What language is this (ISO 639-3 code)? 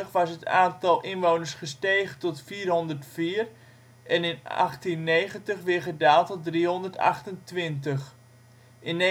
nld